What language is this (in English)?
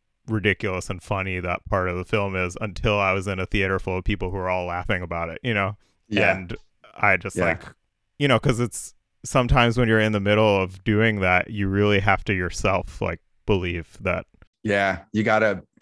English